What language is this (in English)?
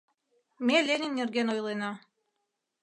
Mari